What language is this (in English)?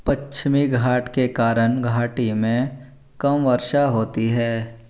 Hindi